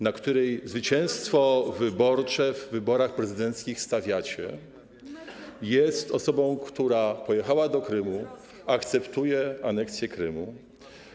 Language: Polish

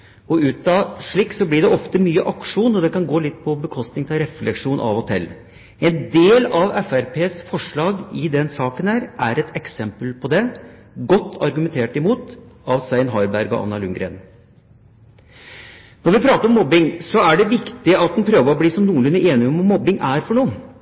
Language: Norwegian Bokmål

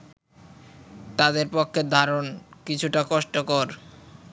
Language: Bangla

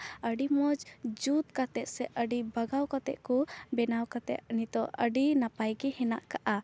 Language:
Santali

